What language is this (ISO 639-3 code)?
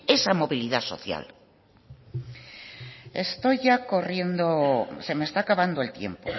spa